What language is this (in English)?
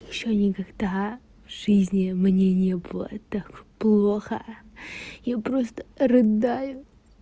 Russian